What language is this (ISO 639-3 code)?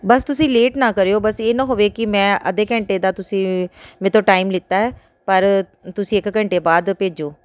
pan